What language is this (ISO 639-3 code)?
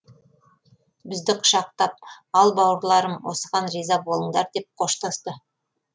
kaz